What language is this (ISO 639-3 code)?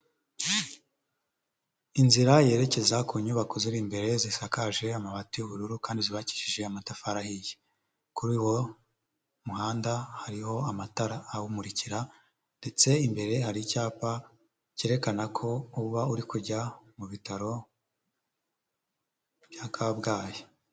kin